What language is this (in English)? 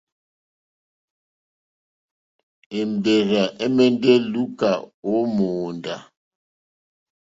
Mokpwe